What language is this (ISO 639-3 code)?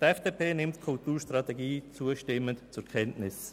gsw